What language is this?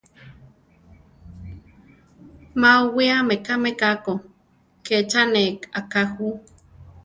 Central Tarahumara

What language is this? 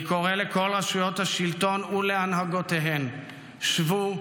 Hebrew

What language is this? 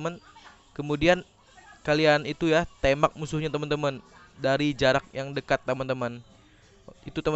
Indonesian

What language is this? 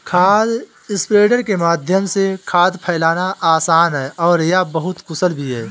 Hindi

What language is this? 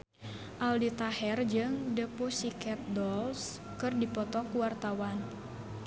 Sundanese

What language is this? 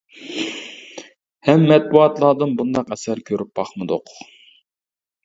Uyghur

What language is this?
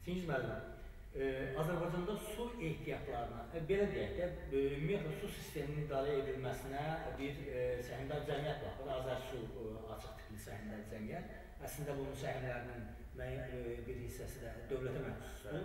Turkish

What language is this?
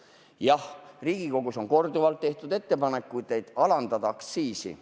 Estonian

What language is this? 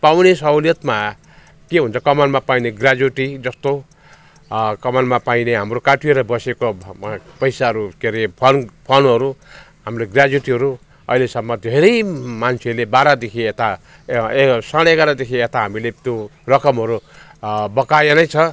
Nepali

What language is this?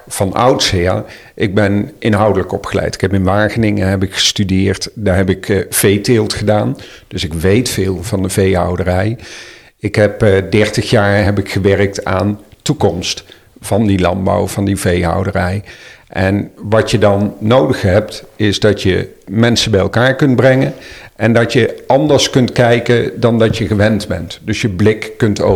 Dutch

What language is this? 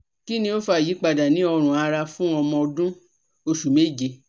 Yoruba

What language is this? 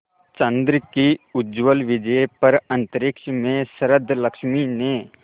Hindi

